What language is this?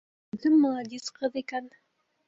Bashkir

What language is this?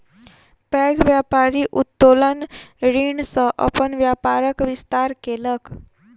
Maithili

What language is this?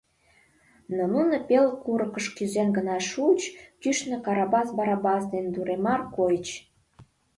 Mari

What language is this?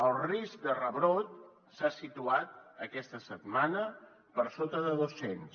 Catalan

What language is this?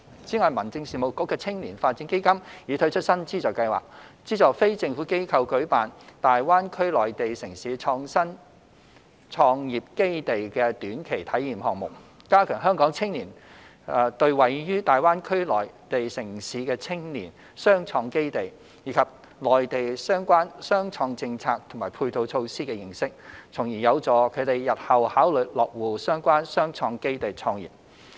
Cantonese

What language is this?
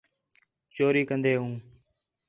Khetrani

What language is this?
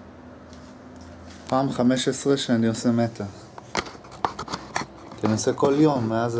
Hebrew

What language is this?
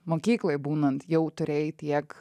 Lithuanian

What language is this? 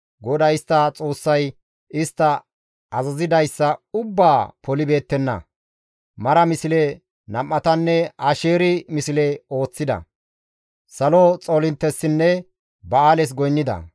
Gamo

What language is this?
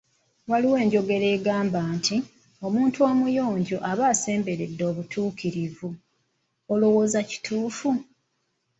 Ganda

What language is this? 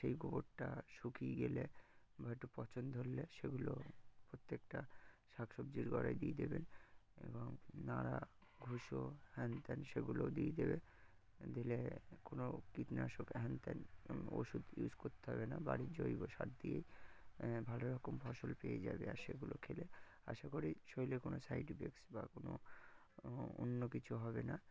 Bangla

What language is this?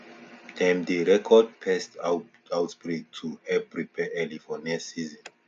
Nigerian Pidgin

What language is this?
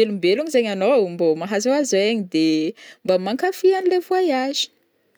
Northern Betsimisaraka Malagasy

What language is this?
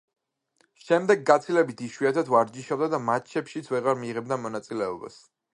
Georgian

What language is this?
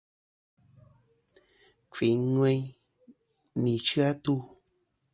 Kom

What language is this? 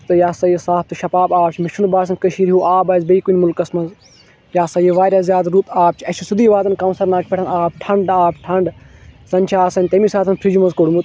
Kashmiri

